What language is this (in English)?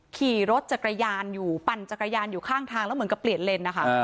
Thai